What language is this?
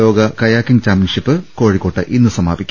Malayalam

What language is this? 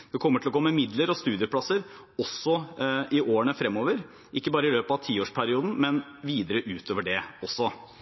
Norwegian Bokmål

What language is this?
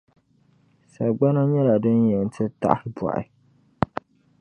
Dagbani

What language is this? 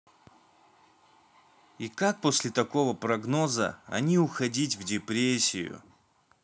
Russian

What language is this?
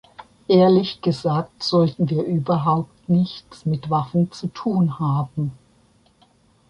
German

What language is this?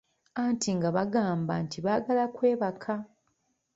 Ganda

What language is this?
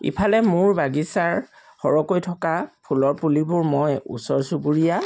Assamese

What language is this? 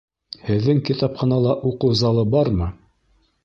Bashkir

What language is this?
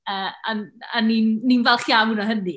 Welsh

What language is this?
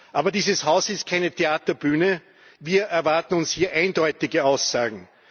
German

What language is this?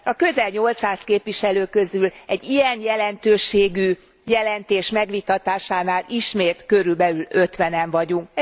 Hungarian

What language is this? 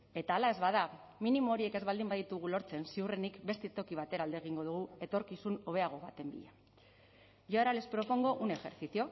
Basque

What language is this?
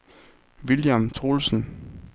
Danish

